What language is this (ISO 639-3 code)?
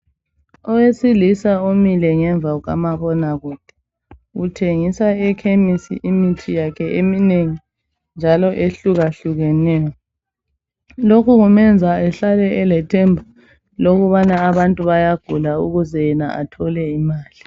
nde